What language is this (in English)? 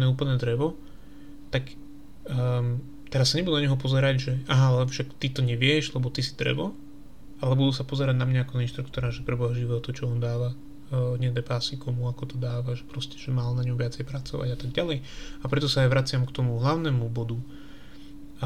Slovak